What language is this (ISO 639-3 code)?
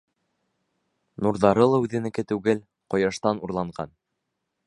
bak